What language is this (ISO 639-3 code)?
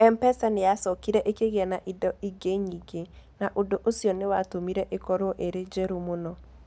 kik